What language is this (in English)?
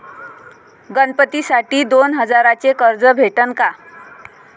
Marathi